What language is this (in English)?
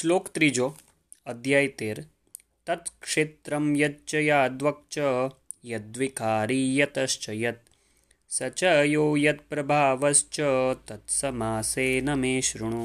Gujarati